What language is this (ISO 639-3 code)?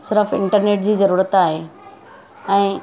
snd